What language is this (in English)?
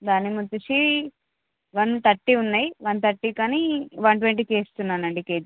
Telugu